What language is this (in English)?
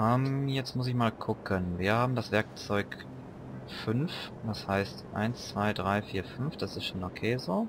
German